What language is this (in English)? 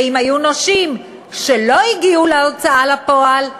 Hebrew